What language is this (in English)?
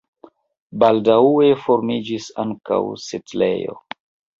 Esperanto